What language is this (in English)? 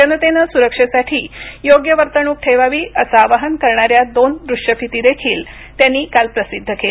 Marathi